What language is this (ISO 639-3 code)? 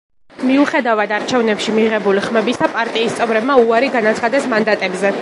kat